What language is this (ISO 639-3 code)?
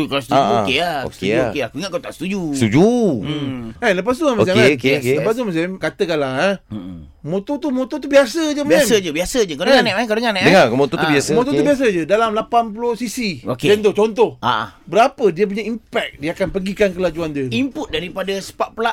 msa